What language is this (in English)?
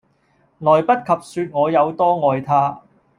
Cantonese